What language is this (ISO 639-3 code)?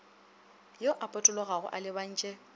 nso